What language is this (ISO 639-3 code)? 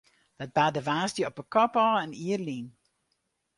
fry